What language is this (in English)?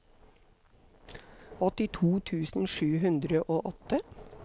Norwegian